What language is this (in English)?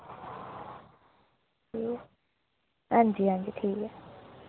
Dogri